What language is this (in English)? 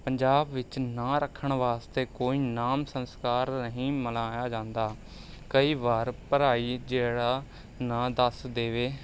Punjabi